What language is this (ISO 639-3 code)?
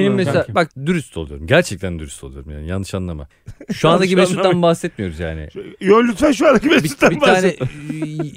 tur